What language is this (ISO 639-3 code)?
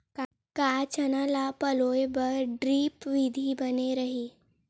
hne